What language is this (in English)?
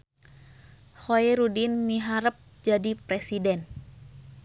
Sundanese